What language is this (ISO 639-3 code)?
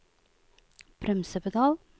nor